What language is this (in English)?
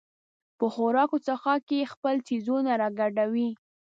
Pashto